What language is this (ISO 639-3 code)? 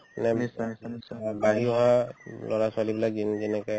asm